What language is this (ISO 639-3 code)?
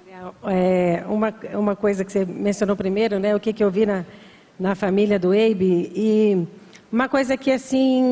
por